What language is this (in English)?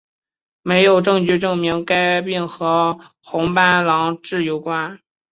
Chinese